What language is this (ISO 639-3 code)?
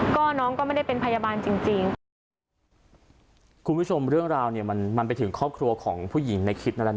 tha